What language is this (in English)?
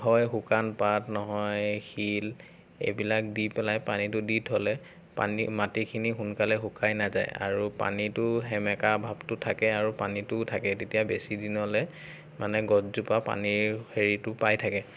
Assamese